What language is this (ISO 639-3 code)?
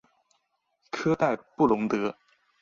zho